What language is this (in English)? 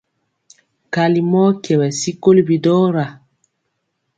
Mpiemo